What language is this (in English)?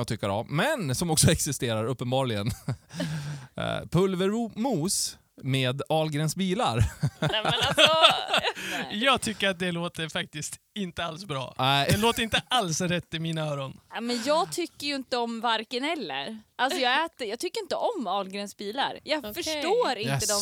Swedish